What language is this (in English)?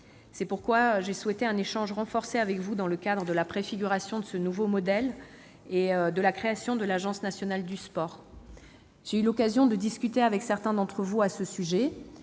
French